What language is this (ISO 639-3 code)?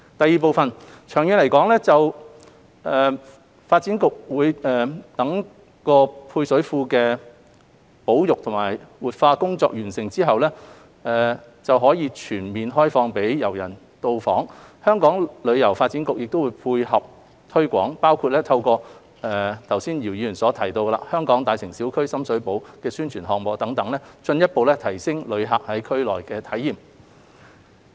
yue